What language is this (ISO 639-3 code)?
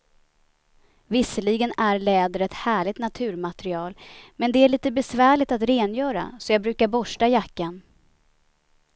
swe